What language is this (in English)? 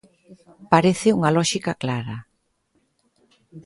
Galician